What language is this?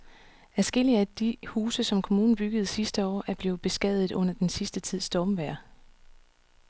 Danish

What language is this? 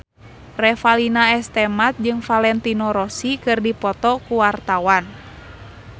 Sundanese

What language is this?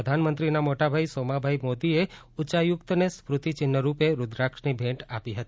Gujarati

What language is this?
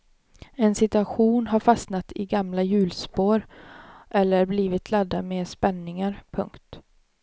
Swedish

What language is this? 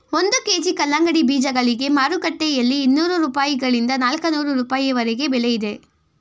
Kannada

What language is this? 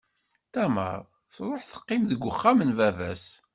Kabyle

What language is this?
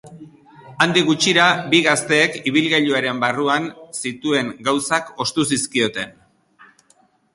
Basque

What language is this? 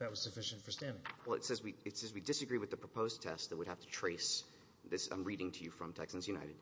English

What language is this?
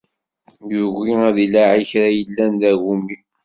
Kabyle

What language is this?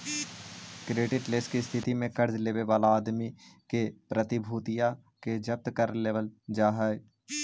Magahi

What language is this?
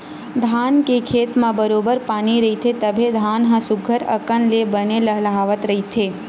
Chhattisgarhi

